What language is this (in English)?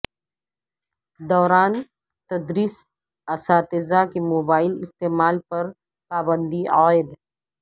Urdu